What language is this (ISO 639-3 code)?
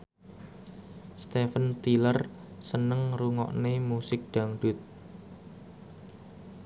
jav